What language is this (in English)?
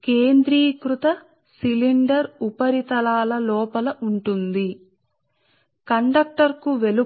Telugu